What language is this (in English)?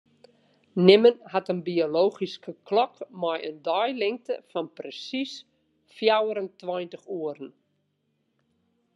Western Frisian